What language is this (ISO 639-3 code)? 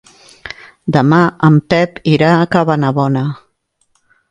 cat